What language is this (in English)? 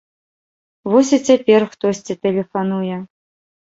Belarusian